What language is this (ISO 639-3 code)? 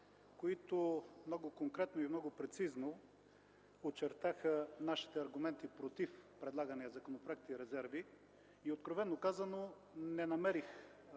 bul